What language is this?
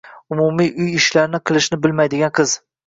Uzbek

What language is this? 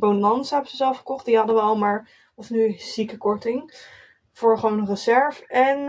Dutch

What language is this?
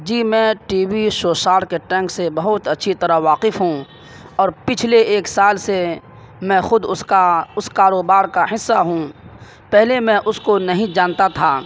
Urdu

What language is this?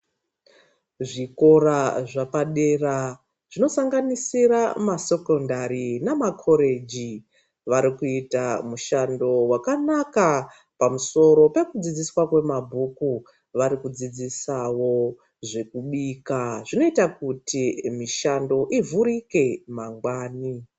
Ndau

